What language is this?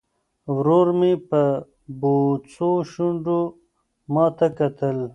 Pashto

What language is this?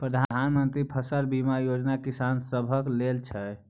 Maithili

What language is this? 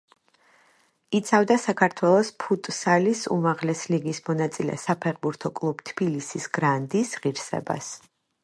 Georgian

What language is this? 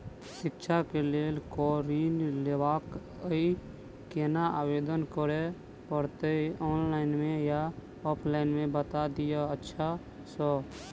Maithili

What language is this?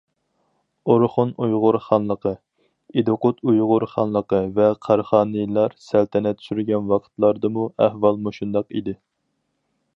Uyghur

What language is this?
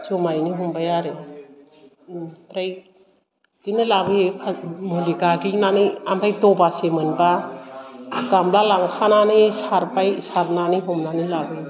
Bodo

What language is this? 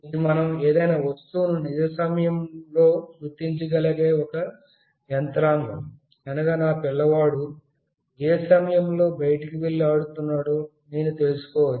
Telugu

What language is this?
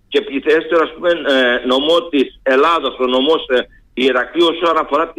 Greek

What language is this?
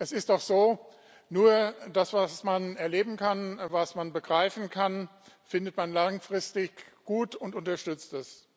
German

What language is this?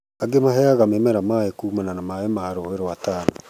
Kikuyu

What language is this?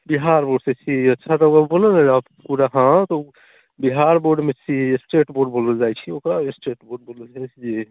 Maithili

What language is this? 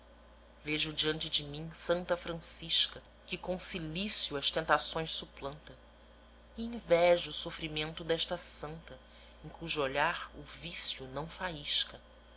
Portuguese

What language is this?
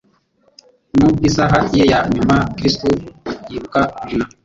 Kinyarwanda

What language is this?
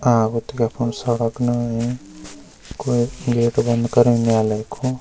Garhwali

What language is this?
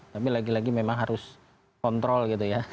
Indonesian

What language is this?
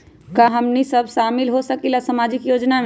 Magahi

